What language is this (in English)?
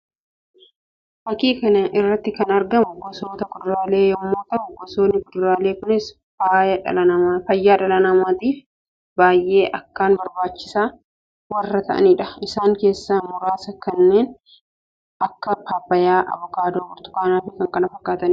Oromo